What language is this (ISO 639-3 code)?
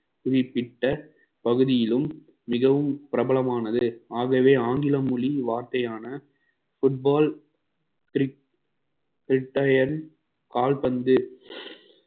tam